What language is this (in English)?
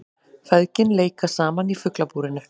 Icelandic